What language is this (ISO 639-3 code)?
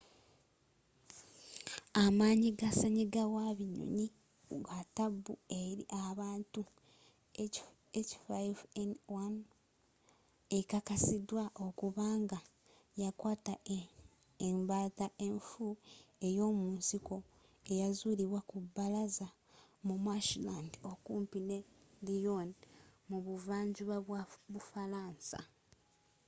lug